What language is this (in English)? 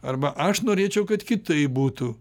Lithuanian